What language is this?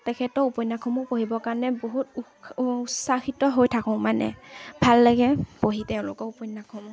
Assamese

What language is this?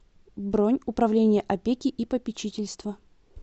Russian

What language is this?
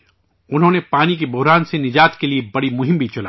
Urdu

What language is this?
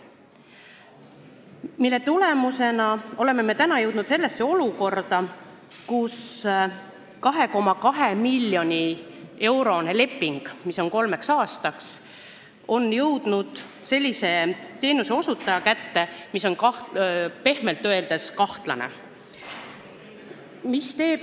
Estonian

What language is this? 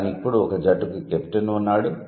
Telugu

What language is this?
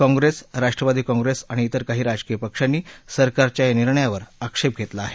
Marathi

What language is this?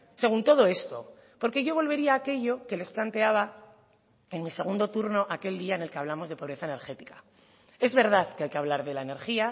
Spanish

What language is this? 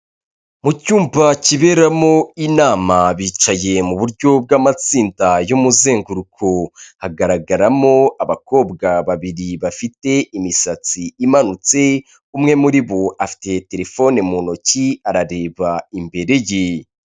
Kinyarwanda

